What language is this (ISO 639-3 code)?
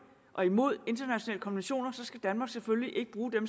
dan